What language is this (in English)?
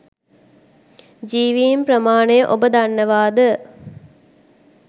Sinhala